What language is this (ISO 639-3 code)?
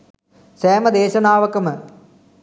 sin